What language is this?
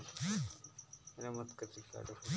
Chhattisgarhi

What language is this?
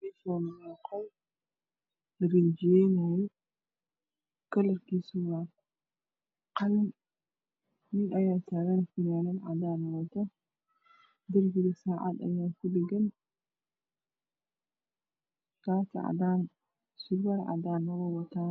Somali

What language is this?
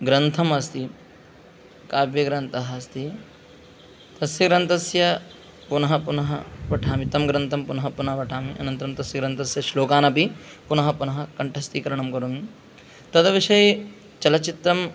Sanskrit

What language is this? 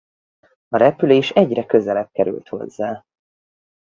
Hungarian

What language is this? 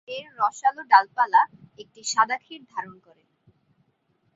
Bangla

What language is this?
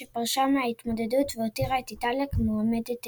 Hebrew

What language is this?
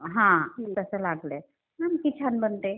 Marathi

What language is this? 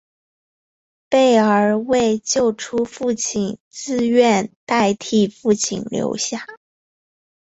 Chinese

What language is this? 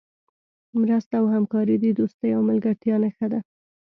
Pashto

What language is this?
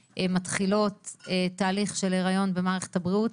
Hebrew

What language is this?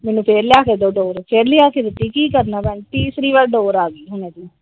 Punjabi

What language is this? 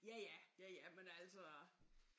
Danish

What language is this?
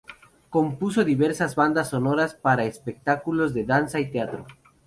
Spanish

